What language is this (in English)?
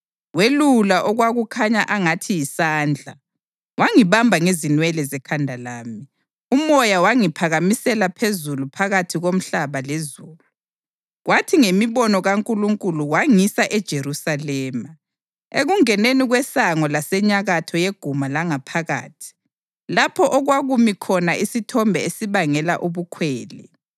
North Ndebele